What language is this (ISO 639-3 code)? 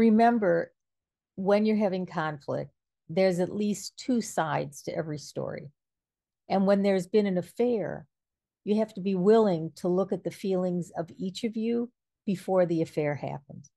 eng